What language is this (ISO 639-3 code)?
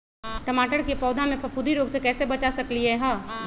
mag